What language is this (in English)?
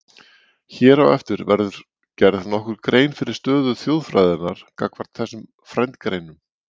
Icelandic